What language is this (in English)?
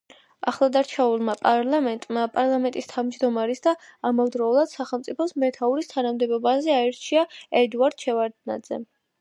Georgian